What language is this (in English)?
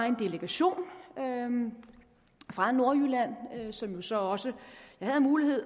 Danish